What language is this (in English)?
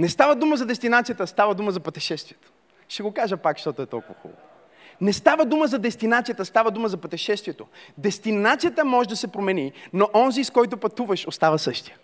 Bulgarian